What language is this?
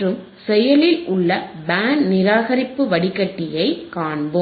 Tamil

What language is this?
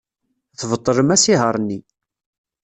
Kabyle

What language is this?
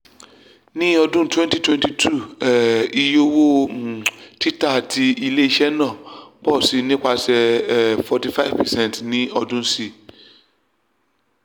Yoruba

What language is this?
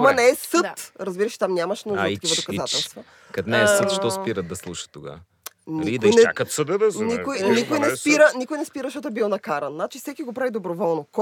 Bulgarian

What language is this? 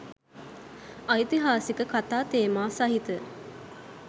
Sinhala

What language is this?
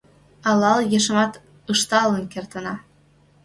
Mari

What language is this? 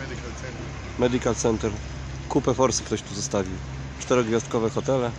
Polish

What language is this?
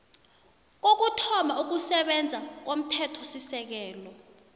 South Ndebele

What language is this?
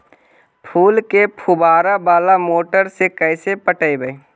Magahi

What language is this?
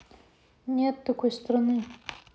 Russian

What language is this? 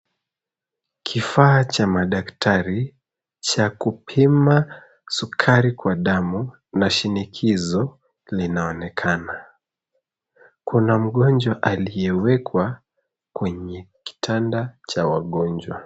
Swahili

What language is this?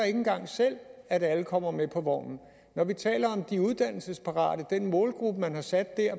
Danish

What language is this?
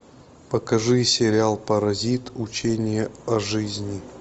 Russian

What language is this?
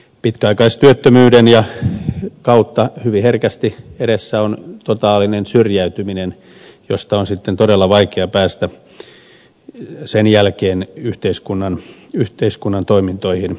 Finnish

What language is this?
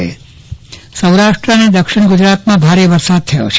Gujarati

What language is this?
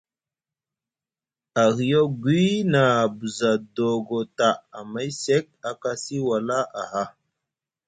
Musgu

